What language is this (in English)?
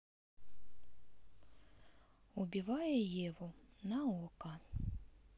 Russian